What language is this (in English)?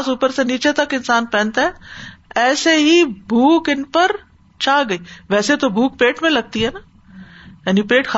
Urdu